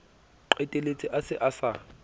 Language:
Southern Sotho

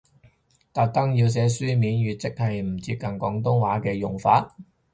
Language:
Cantonese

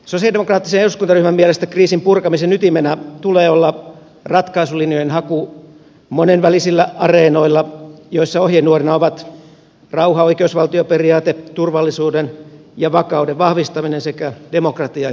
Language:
Finnish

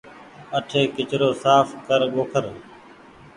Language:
Goaria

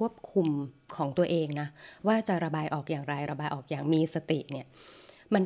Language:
Thai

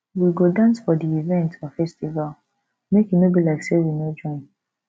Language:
Nigerian Pidgin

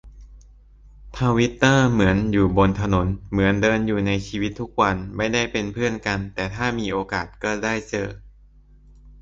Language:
Thai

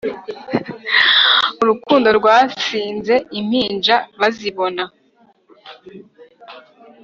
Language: Kinyarwanda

